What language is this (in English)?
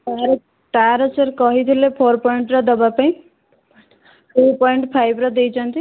Odia